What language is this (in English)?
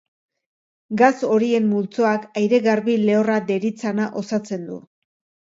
Basque